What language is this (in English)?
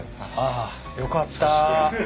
Japanese